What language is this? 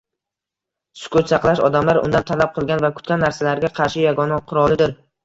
Uzbek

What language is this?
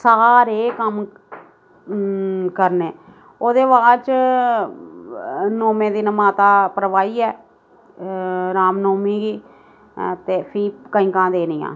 Dogri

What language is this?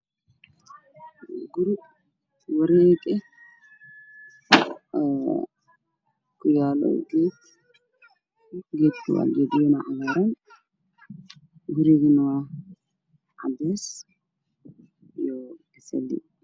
Somali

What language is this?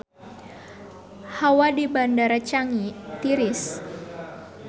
Sundanese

